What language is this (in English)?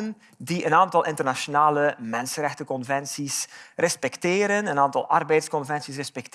Dutch